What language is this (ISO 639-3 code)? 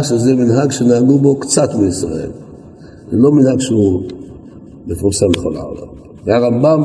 heb